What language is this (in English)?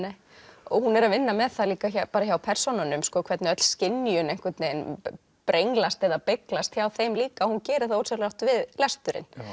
Icelandic